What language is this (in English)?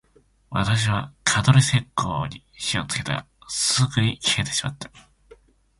Japanese